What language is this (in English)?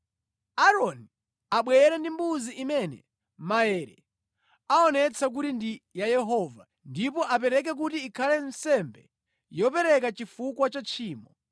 Nyanja